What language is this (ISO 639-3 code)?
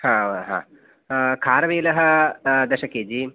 san